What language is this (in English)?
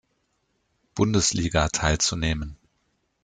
German